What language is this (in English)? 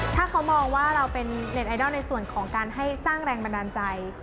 Thai